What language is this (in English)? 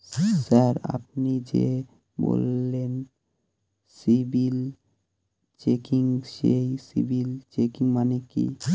Bangla